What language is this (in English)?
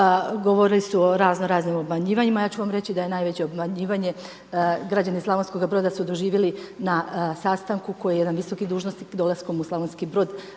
Croatian